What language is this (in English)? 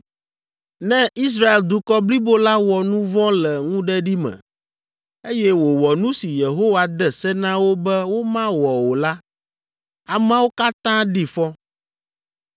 Ewe